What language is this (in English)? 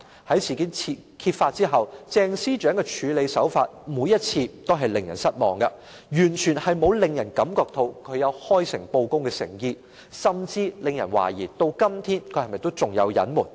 Cantonese